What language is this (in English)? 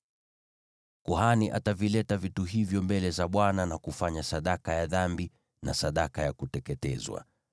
Swahili